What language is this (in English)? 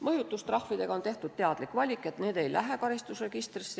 Estonian